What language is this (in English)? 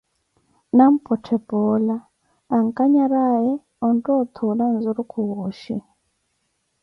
Koti